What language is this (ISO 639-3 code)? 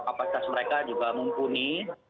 ind